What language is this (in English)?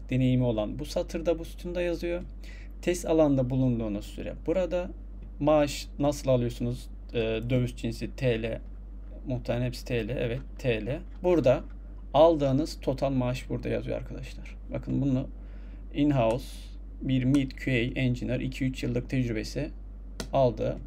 Turkish